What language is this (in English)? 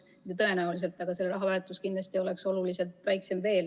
Estonian